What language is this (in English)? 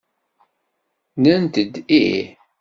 Kabyle